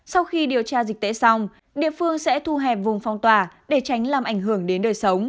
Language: Vietnamese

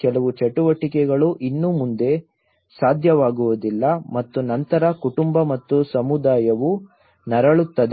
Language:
Kannada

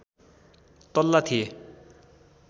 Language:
Nepali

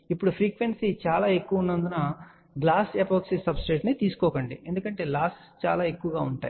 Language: Telugu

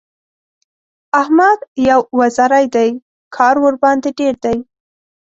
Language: Pashto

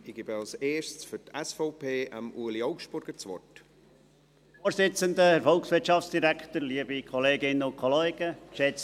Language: Swiss German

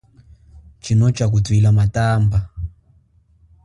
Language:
Chokwe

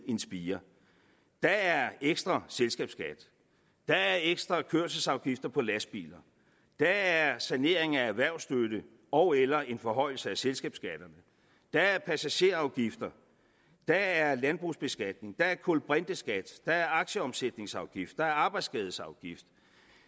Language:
Danish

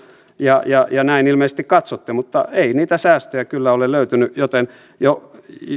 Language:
Finnish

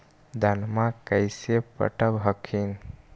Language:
Magahi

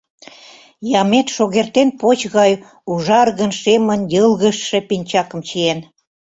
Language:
Mari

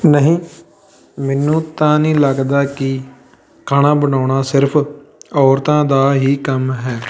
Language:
Punjabi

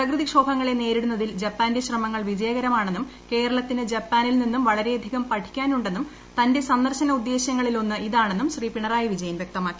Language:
Malayalam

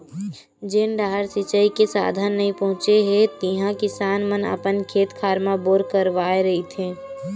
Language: Chhattisgarhi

